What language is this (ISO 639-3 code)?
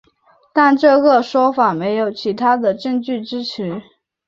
zho